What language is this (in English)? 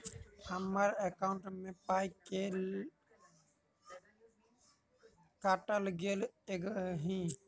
Maithili